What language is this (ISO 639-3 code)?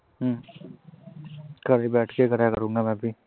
pan